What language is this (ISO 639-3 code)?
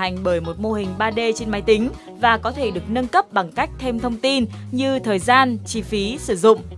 vie